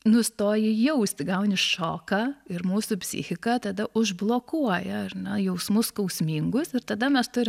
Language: Lithuanian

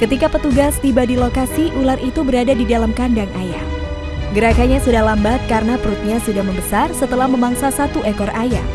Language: Indonesian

